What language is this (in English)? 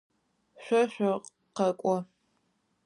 Adyghe